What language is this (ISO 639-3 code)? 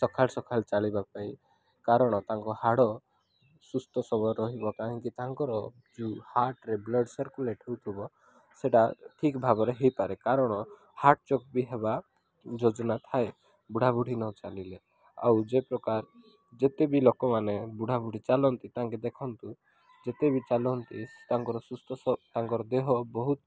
ori